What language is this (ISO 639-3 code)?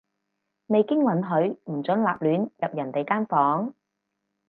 yue